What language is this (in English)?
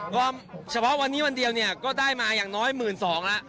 Thai